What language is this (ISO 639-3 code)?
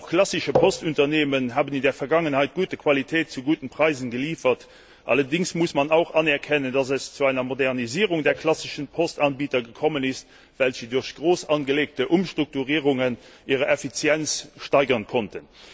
deu